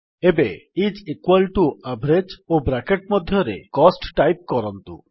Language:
Odia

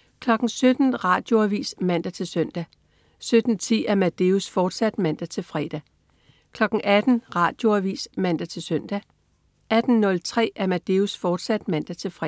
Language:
Danish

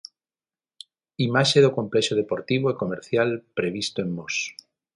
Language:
Galician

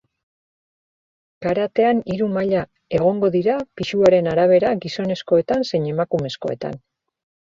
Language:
Basque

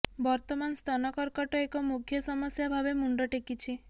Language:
Odia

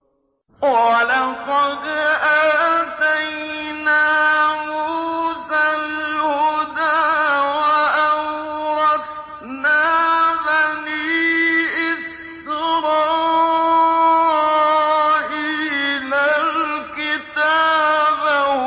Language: Arabic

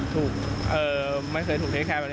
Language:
Thai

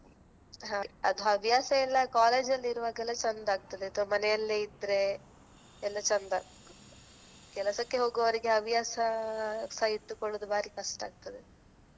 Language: Kannada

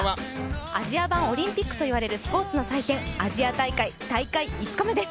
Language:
Japanese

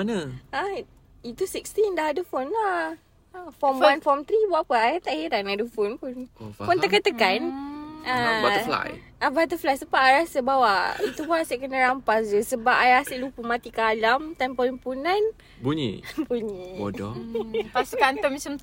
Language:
Malay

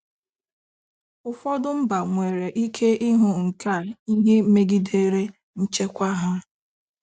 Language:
Igbo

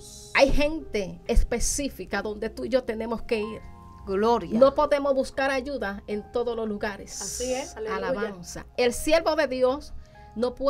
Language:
Spanish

